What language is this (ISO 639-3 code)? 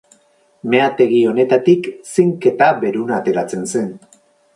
eus